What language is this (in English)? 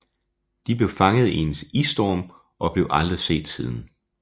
Danish